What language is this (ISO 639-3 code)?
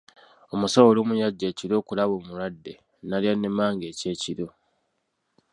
lug